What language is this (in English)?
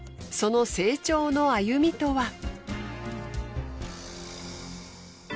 Japanese